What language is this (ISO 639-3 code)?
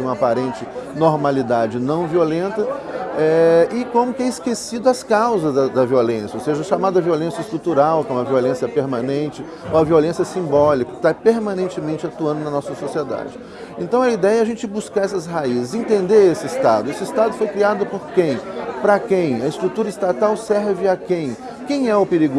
por